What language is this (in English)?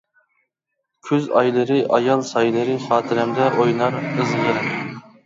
Uyghur